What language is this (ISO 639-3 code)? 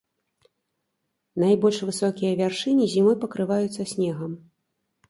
bel